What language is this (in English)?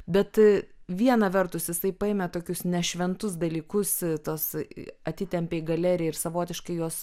Lithuanian